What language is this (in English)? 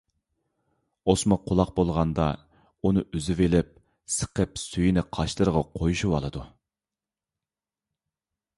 Uyghur